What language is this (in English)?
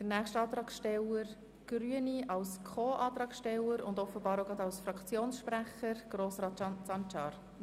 Swiss German